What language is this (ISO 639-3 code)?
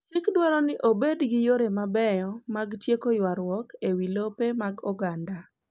luo